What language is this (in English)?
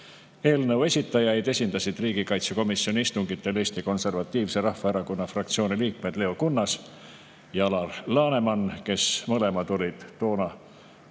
Estonian